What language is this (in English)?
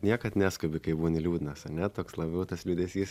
Lithuanian